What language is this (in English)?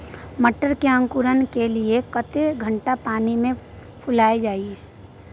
Maithili